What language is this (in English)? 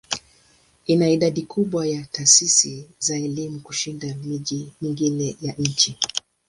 Swahili